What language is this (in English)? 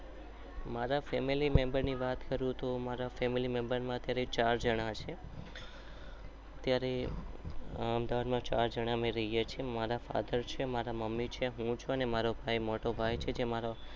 Gujarati